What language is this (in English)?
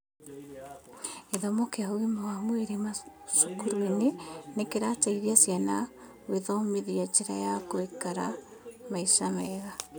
Kikuyu